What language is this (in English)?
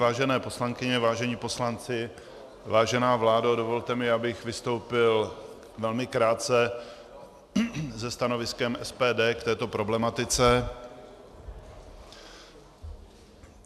Czech